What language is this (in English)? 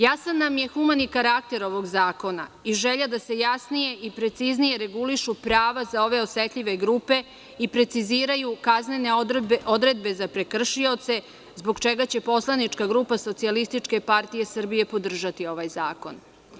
Serbian